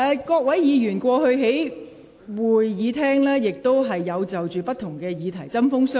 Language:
Cantonese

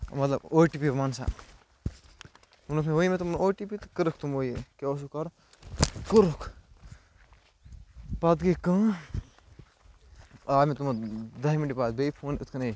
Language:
Kashmiri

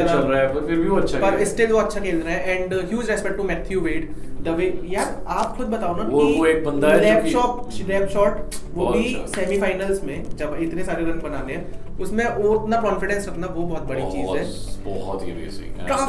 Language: Hindi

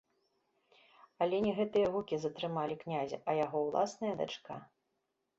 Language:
Belarusian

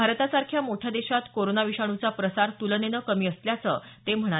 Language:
Marathi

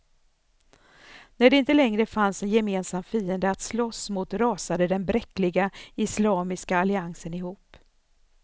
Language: Swedish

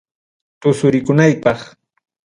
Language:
Ayacucho Quechua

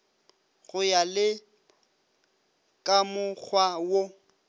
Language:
Northern Sotho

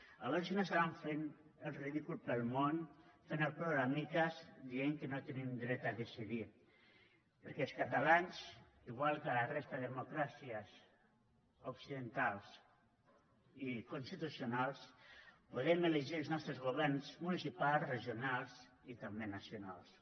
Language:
Catalan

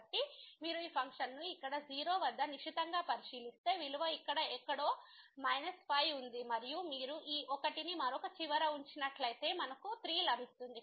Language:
Telugu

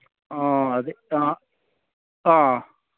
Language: Manipuri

